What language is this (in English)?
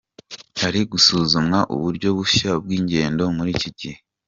Kinyarwanda